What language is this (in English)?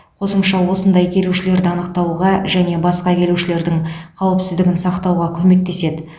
Kazakh